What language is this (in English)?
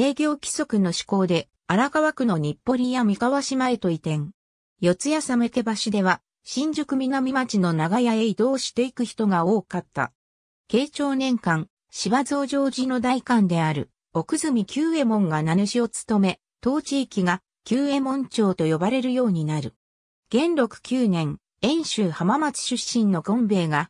Japanese